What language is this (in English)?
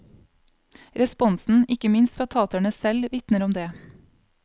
Norwegian